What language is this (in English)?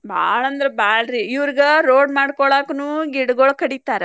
Kannada